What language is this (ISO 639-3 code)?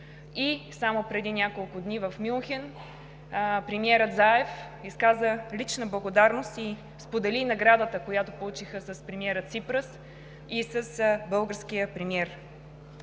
bul